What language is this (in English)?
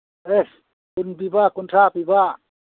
Manipuri